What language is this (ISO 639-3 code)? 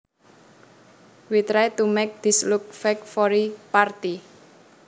jav